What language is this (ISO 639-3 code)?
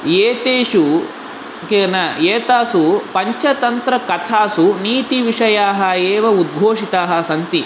san